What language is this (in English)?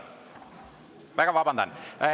Estonian